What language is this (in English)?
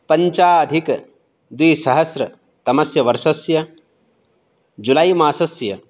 Sanskrit